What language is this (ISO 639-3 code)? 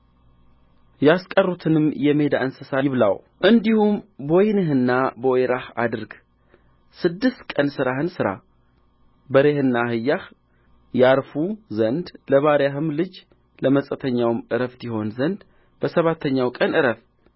amh